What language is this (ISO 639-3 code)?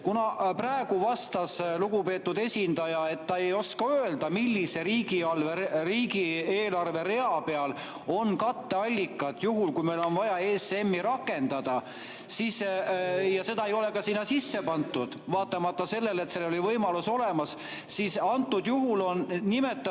est